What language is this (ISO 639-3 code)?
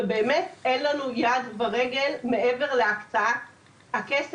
heb